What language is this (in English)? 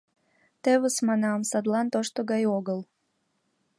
Mari